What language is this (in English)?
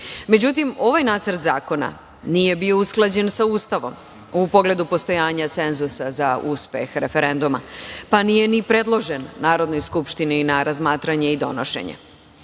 Serbian